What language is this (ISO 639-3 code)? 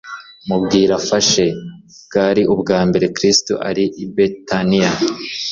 kin